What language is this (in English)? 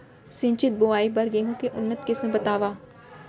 Chhattisgarhi